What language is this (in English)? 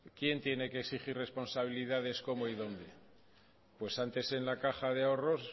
Spanish